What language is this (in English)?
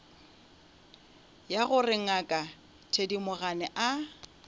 Northern Sotho